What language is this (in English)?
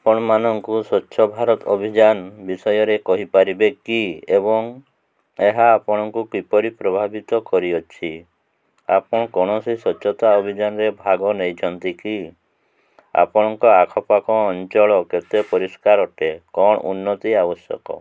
Odia